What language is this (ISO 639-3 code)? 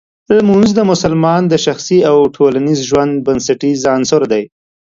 pus